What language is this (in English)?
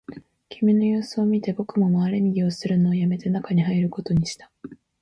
Japanese